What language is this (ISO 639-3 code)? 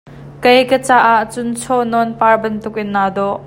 cnh